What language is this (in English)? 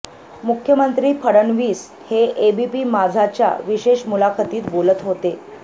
Marathi